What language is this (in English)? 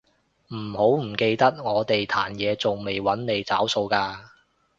Cantonese